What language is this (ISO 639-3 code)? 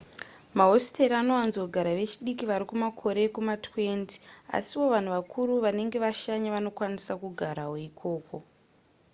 sna